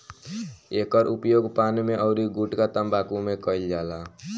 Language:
Bhojpuri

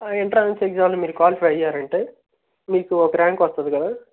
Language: Telugu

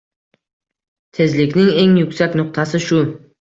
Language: Uzbek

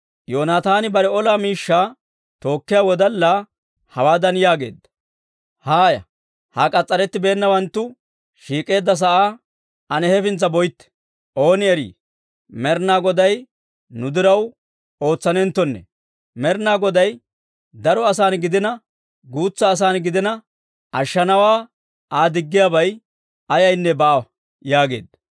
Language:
Dawro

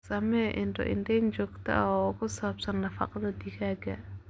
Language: Somali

